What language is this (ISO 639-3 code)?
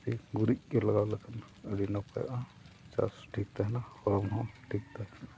sat